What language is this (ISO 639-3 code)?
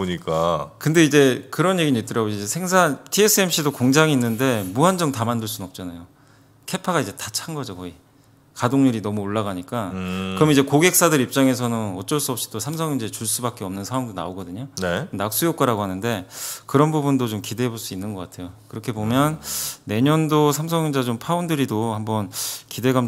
kor